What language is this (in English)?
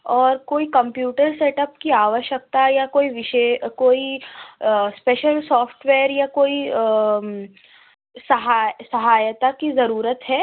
Urdu